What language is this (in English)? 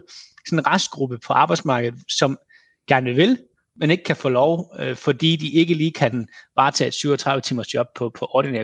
Danish